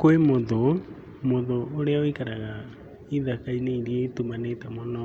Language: Kikuyu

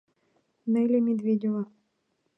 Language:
Mari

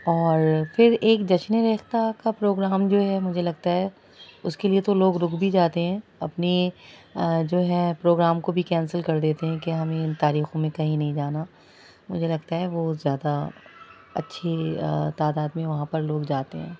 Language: Urdu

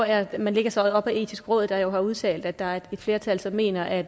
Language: Danish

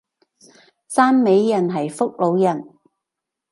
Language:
Cantonese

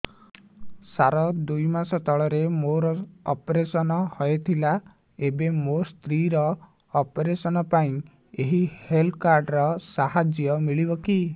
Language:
Odia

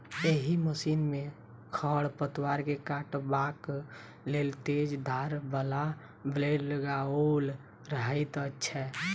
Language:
Maithili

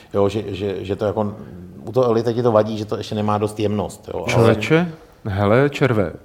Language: Czech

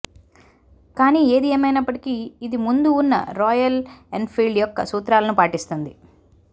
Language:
Telugu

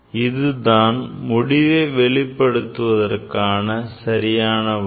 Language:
Tamil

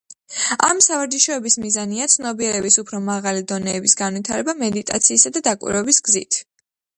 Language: Georgian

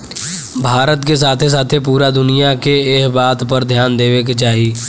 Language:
Bhojpuri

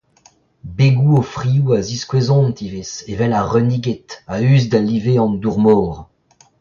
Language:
Breton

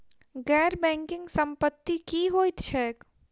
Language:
Maithili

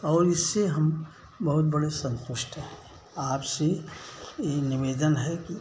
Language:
Hindi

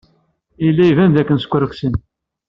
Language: Kabyle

